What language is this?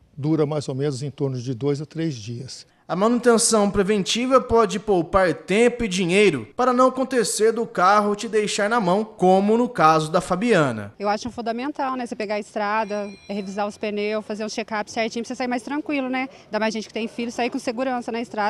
Portuguese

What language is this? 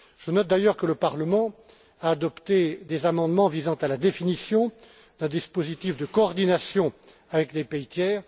French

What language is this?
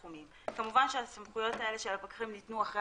Hebrew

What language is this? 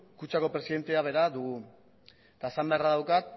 Basque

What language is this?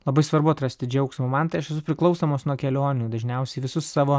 Lithuanian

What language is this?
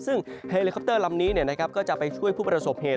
Thai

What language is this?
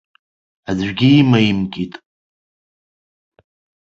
Abkhazian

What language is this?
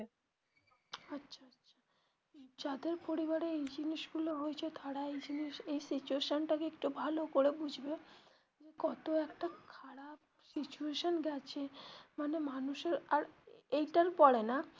Bangla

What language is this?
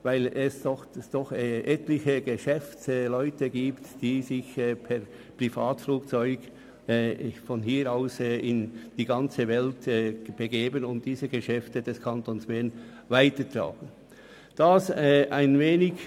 Swiss German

